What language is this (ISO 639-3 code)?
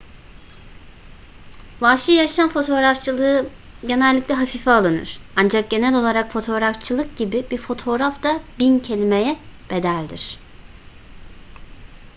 tur